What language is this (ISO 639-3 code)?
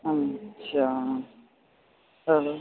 snd